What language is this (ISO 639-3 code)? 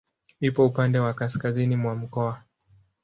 swa